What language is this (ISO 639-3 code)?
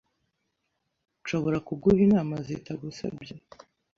kin